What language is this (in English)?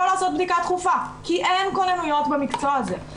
Hebrew